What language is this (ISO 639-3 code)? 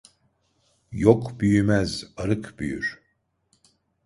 tur